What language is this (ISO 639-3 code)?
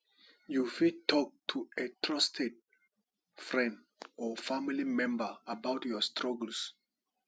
pcm